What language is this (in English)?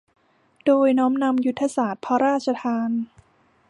Thai